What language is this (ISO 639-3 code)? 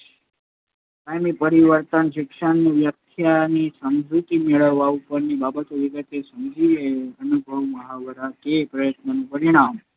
guj